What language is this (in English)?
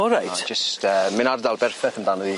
Welsh